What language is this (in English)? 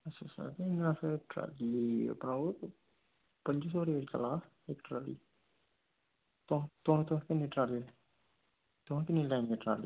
Dogri